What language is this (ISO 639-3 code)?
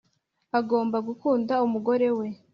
kin